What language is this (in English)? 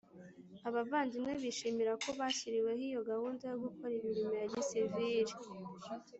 Kinyarwanda